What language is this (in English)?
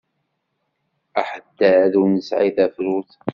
Kabyle